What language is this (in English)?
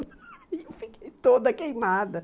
Portuguese